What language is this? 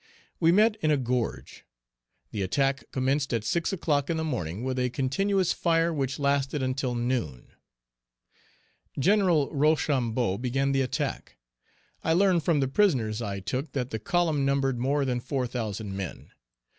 English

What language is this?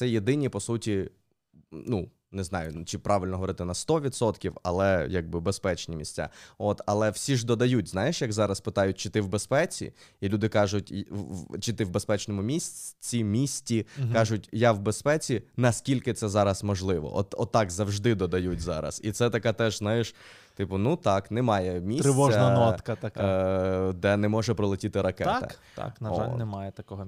Ukrainian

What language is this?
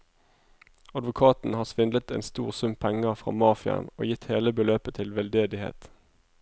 Norwegian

